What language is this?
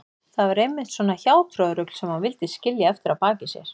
Icelandic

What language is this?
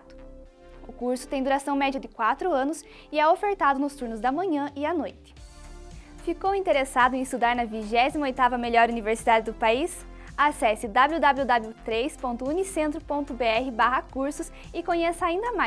Portuguese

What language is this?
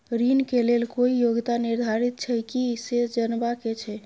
Maithili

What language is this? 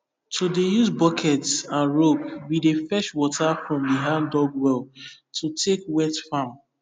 Nigerian Pidgin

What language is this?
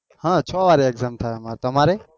Gujarati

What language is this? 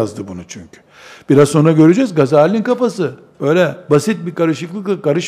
Turkish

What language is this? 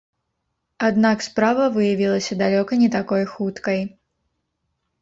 Belarusian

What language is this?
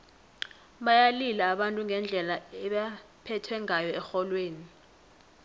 South Ndebele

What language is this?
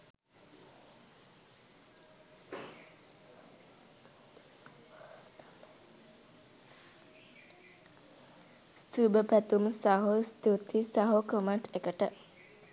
Sinhala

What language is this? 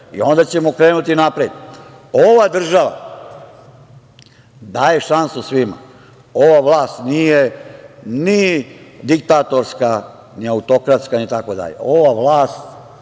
Serbian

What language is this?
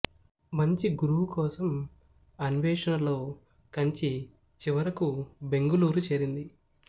Telugu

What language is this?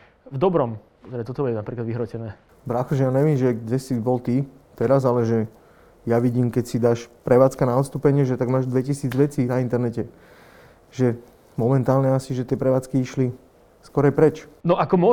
Slovak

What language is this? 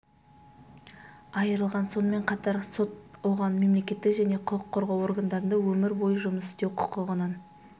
Kazakh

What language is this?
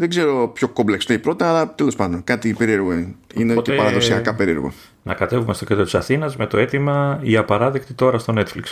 Greek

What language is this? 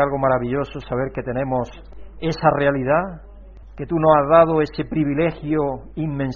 Spanish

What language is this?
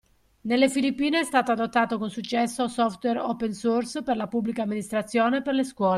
Italian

